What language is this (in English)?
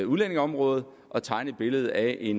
Danish